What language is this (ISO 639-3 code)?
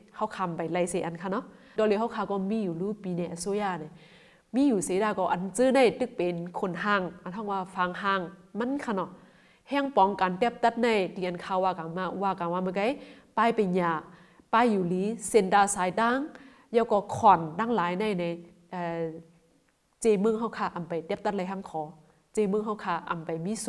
tha